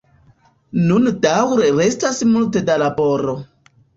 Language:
Esperanto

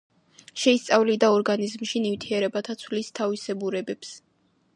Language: Georgian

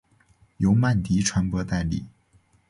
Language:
Chinese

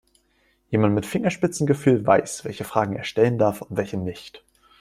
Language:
German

